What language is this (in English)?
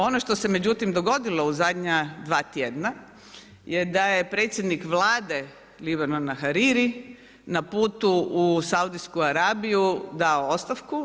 Croatian